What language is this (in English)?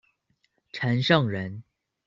Chinese